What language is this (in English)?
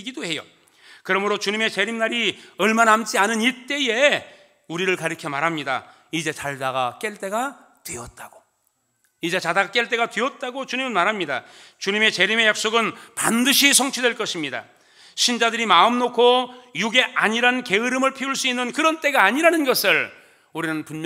Korean